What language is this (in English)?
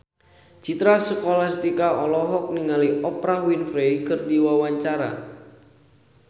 Sundanese